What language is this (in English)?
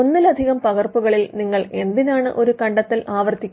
Malayalam